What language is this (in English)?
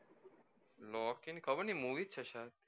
Gujarati